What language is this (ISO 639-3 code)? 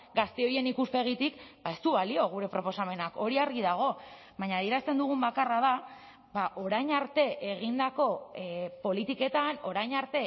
eus